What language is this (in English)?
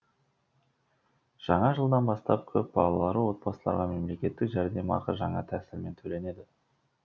Kazakh